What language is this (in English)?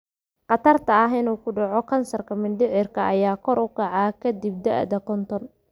Somali